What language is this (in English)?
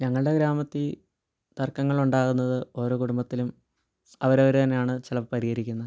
Malayalam